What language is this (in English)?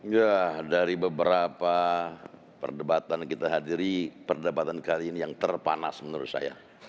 Indonesian